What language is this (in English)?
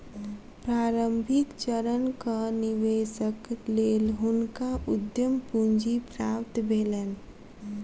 Maithili